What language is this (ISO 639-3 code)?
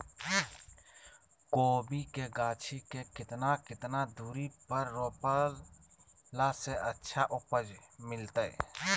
mag